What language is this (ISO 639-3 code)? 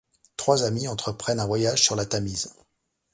fra